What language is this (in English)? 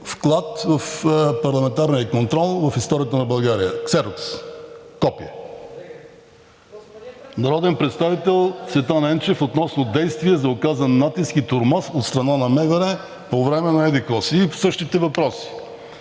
Bulgarian